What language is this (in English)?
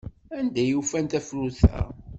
Kabyle